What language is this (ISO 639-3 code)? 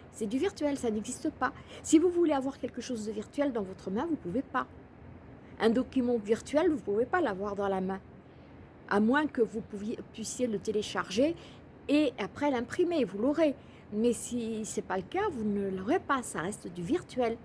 fra